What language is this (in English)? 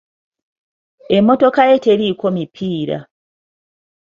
Ganda